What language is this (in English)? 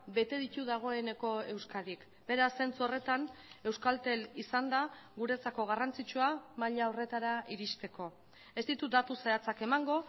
Basque